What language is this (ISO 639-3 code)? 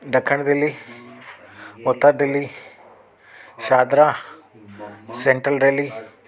snd